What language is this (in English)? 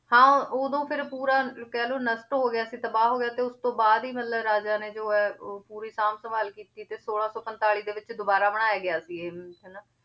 Punjabi